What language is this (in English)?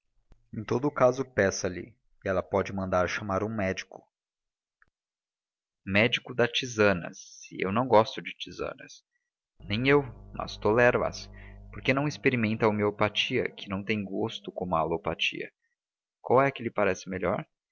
Portuguese